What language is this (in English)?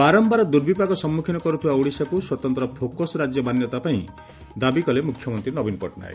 Odia